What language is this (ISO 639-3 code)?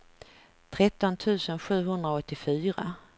swe